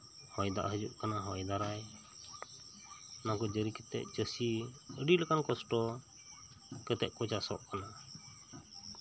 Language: Santali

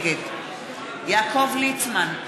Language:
Hebrew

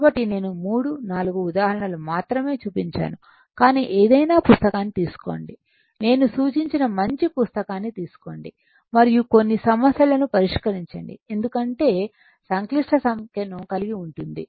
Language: Telugu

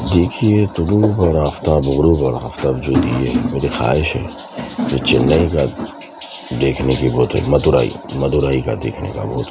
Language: Urdu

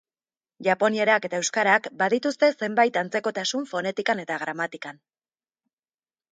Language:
Basque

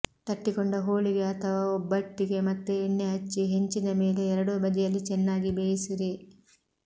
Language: Kannada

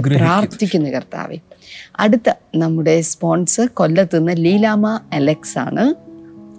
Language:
Malayalam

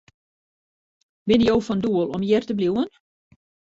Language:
Western Frisian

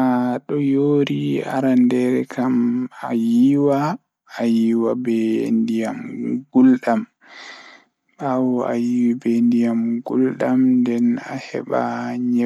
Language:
Fula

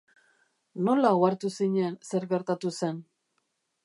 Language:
Basque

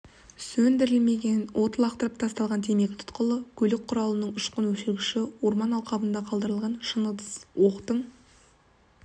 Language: Kazakh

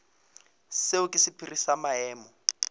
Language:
Northern Sotho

